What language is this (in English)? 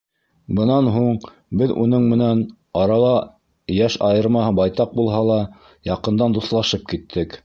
Bashkir